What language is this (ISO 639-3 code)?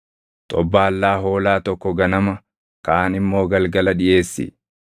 orm